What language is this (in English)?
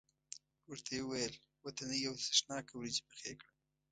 Pashto